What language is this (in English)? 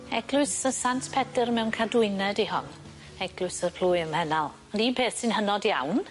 Welsh